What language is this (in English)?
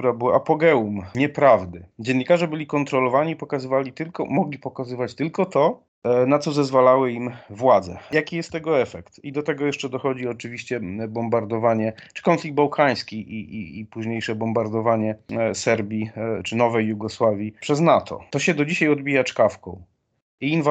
Polish